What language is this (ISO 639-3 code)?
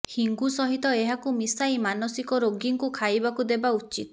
ori